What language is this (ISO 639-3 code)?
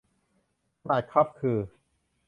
tha